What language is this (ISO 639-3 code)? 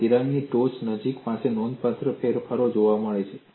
guj